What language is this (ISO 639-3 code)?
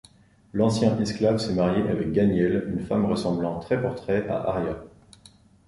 fra